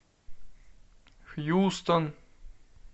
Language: Russian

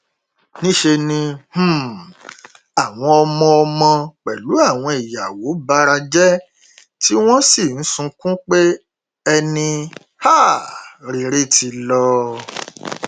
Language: Yoruba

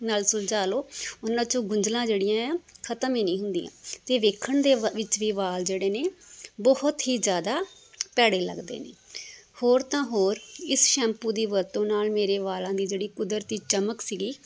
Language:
Punjabi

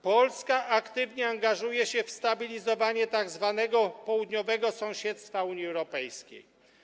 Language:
Polish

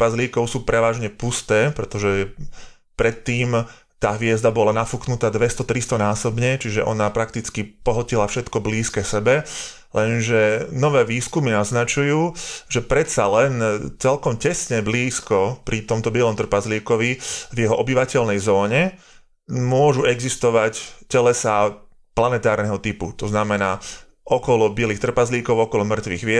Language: Slovak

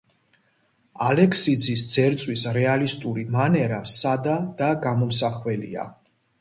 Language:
Georgian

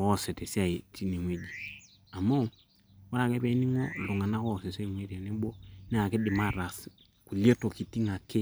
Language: Masai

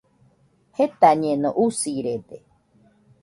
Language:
Nüpode Huitoto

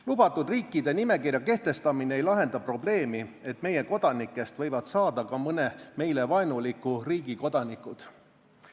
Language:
Estonian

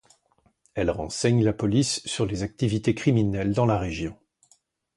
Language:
French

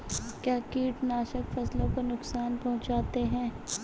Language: Hindi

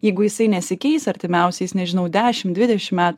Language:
Lithuanian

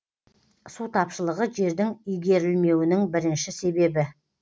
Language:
Kazakh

